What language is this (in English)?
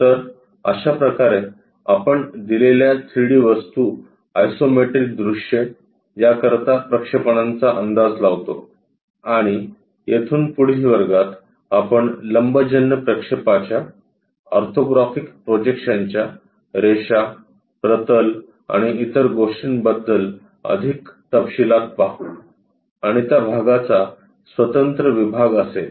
Marathi